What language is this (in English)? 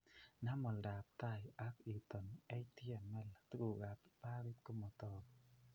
Kalenjin